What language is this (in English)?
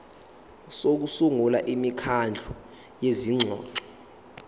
Zulu